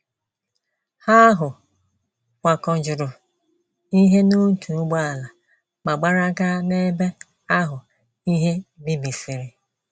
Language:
Igbo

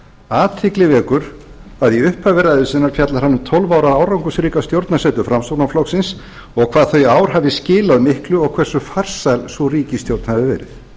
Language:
Icelandic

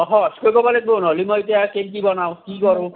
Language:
Assamese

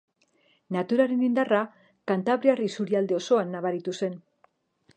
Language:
Basque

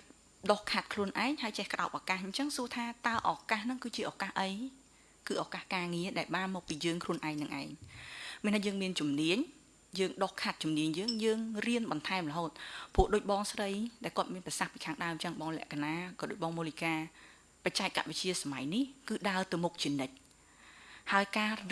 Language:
Vietnamese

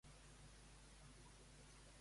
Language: Catalan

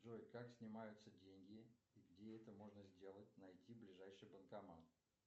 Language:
Russian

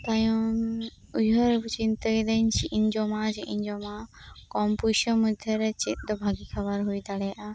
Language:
Santali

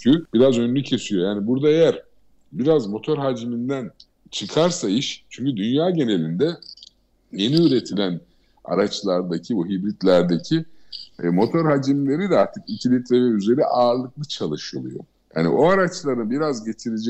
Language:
Turkish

